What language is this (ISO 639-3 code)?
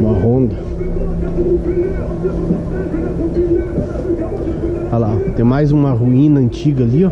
por